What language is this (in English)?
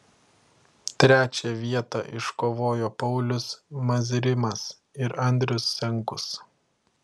Lithuanian